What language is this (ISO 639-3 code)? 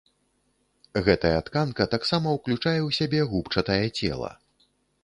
bel